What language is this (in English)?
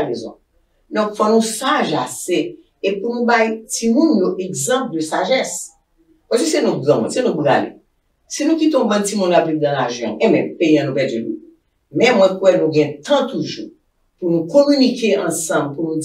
French